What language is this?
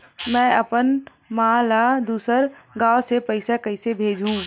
Chhattisgarhi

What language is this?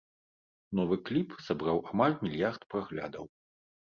Belarusian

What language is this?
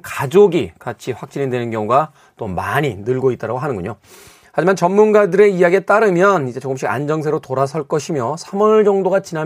Korean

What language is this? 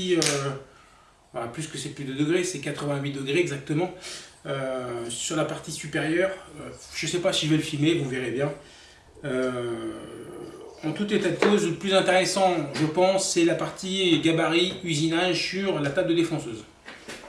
French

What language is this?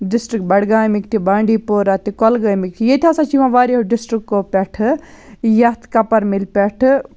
Kashmiri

